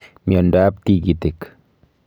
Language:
Kalenjin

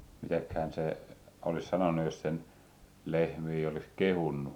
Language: Finnish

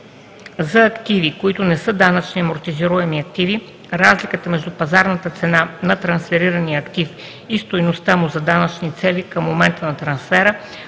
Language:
Bulgarian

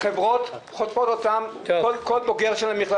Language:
Hebrew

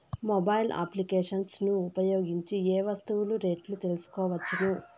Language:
Telugu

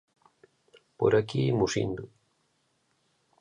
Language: Galician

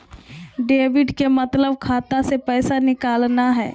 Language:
Magahi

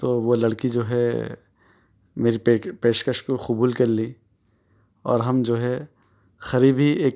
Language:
Urdu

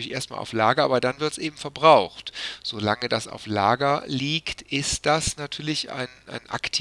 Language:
German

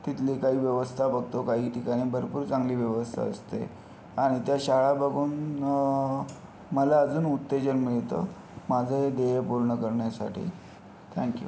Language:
Marathi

